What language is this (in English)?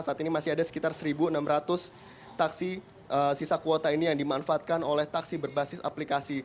Indonesian